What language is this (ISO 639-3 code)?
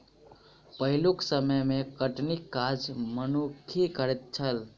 mai